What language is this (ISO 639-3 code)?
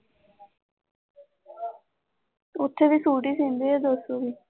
pan